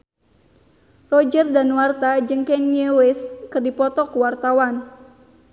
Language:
Sundanese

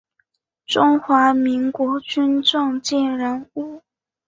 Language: Chinese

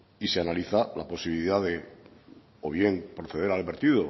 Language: Spanish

